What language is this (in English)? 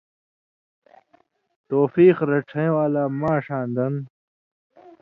Indus Kohistani